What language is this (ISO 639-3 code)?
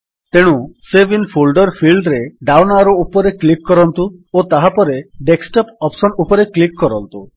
ori